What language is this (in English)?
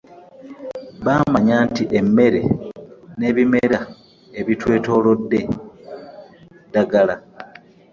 Ganda